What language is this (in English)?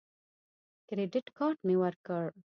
Pashto